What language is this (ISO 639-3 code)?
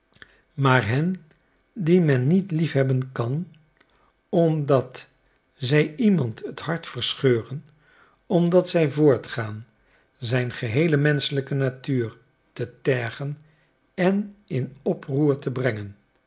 nld